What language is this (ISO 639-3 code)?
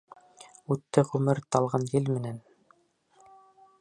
bak